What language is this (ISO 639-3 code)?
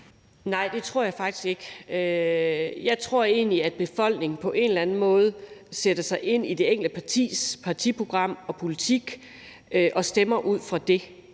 dan